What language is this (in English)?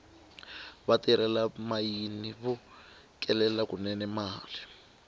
Tsonga